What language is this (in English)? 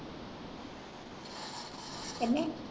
Punjabi